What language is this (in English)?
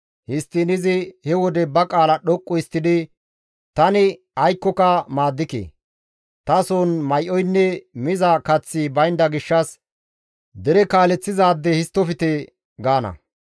Gamo